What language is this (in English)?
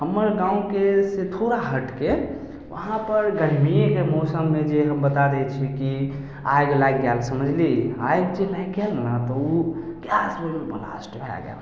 Maithili